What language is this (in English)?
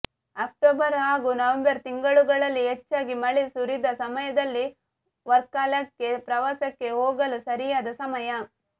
Kannada